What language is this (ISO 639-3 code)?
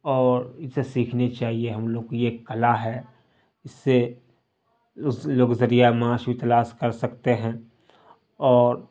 urd